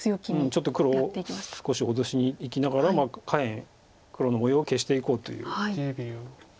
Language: Japanese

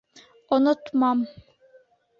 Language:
Bashkir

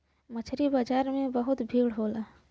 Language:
Bhojpuri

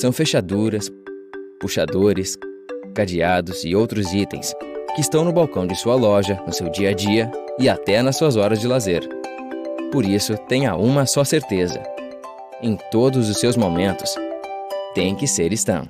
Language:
Portuguese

